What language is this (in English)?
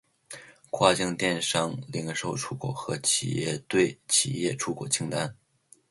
Chinese